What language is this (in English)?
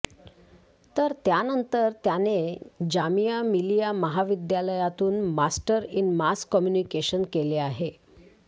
Marathi